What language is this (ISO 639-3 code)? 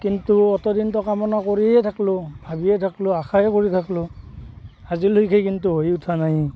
asm